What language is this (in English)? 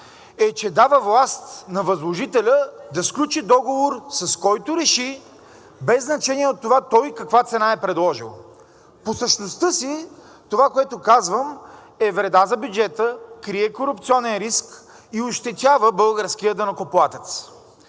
Bulgarian